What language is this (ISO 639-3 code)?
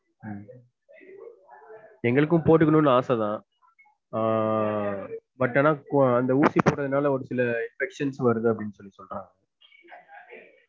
tam